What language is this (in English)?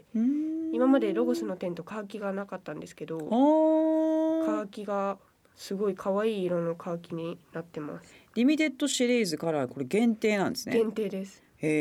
Japanese